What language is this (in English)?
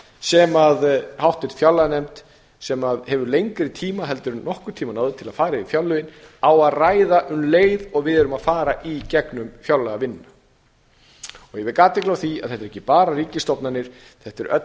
Icelandic